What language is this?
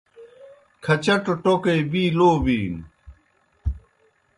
Kohistani Shina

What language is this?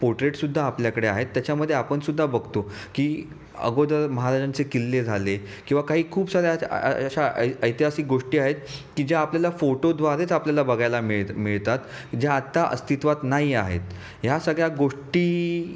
Marathi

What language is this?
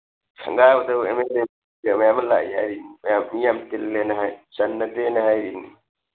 Manipuri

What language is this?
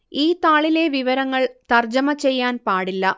Malayalam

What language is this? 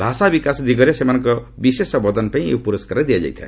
Odia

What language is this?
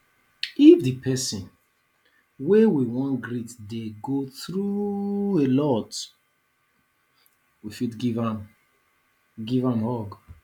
Nigerian Pidgin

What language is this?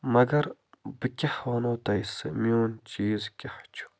Kashmiri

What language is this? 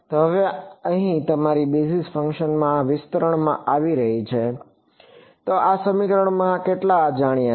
Gujarati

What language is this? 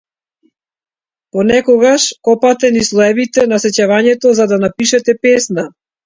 Macedonian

